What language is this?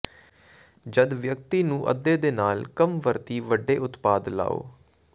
Punjabi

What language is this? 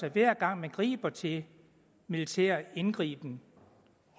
Danish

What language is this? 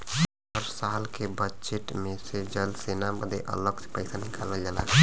Bhojpuri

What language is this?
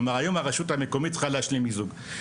Hebrew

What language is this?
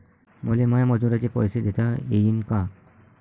Marathi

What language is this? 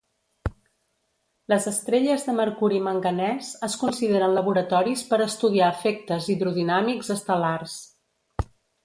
Catalan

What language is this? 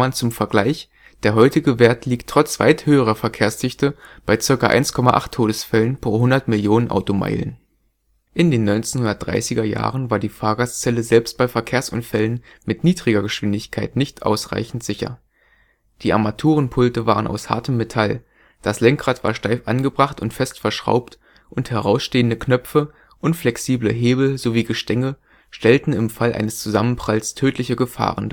German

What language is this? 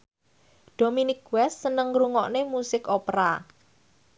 Javanese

